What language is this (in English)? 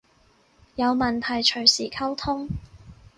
Cantonese